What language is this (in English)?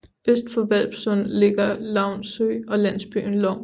Danish